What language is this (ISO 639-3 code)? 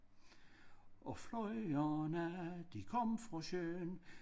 dan